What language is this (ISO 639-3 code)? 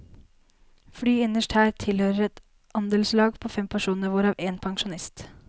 nor